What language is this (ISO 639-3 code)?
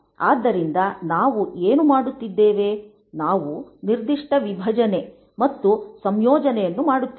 kan